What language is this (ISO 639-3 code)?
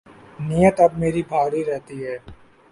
urd